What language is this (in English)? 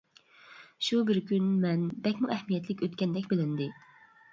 Uyghur